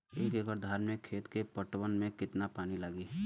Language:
Bhojpuri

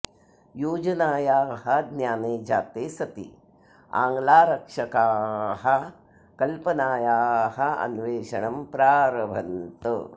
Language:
Sanskrit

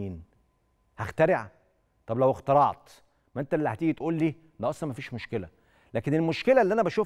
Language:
Arabic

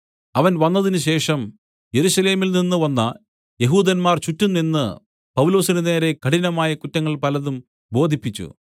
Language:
Malayalam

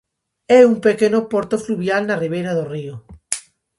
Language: Galician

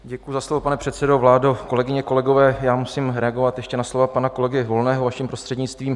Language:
Czech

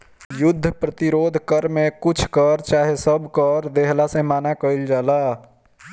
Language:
Bhojpuri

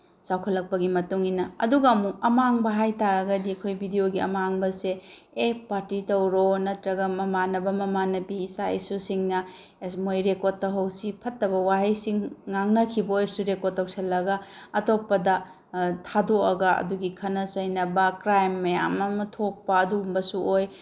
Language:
Manipuri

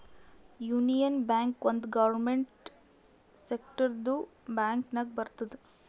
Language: Kannada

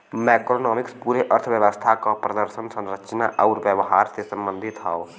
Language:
Bhojpuri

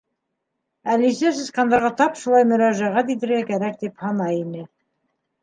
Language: Bashkir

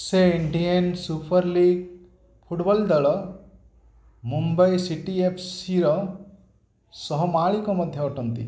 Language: Odia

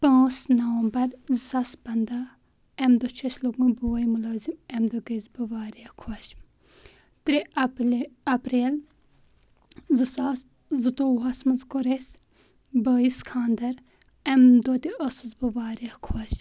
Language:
Kashmiri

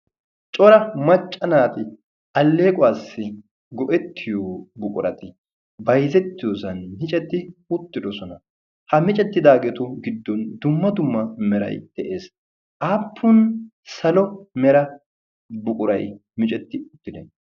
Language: Wolaytta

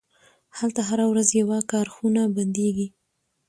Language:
Pashto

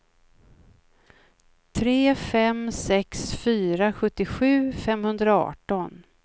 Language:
Swedish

